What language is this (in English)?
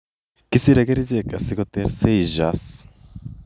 Kalenjin